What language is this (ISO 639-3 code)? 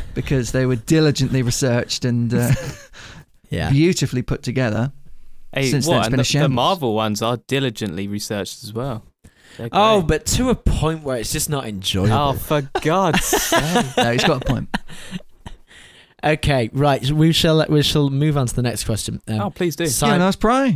eng